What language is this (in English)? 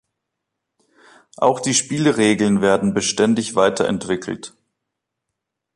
German